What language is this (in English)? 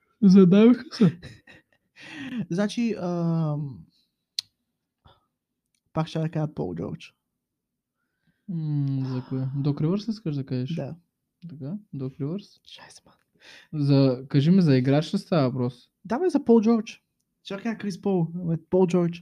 Bulgarian